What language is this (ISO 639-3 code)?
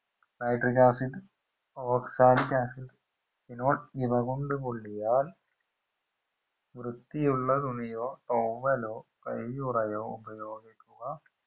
mal